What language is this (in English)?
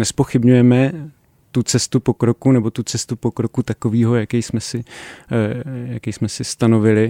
Czech